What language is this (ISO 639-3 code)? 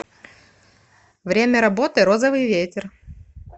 rus